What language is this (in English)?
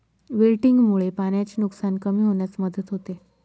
Marathi